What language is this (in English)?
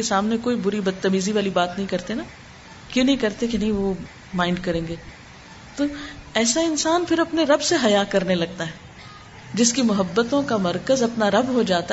Urdu